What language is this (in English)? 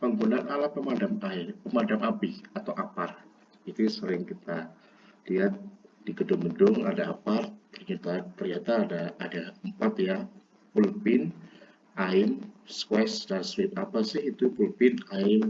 Indonesian